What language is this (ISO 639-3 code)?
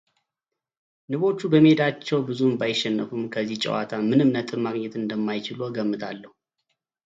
amh